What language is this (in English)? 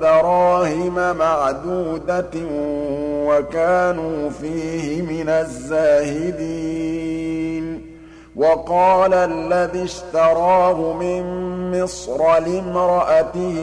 Arabic